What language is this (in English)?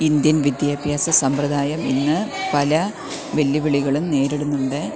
Malayalam